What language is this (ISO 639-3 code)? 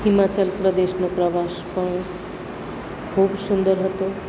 guj